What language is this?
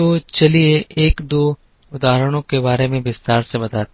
Hindi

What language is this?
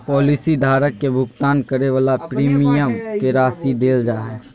Magahi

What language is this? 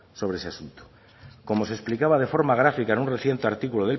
Spanish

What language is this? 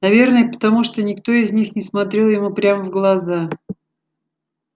Russian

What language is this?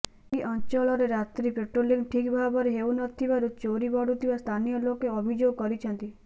Odia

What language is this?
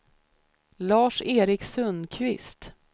Swedish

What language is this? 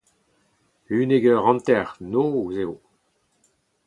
Breton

